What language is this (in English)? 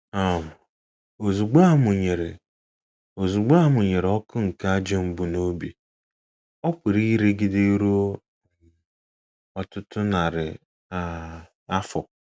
Igbo